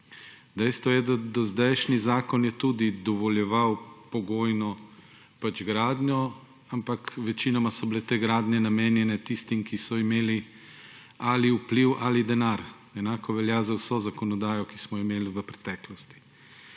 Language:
Slovenian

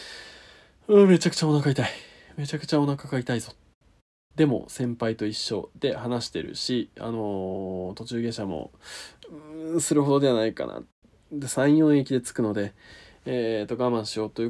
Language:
Japanese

